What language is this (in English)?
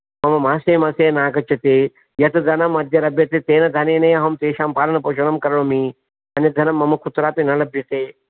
Sanskrit